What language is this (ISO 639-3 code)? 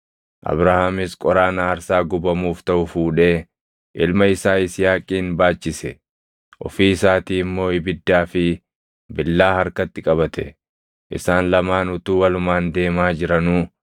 orm